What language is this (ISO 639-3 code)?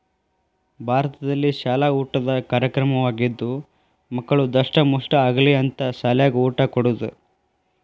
kan